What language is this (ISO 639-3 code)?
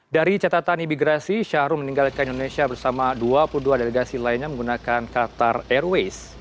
ind